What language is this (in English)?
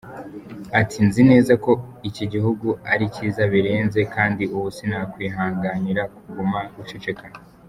Kinyarwanda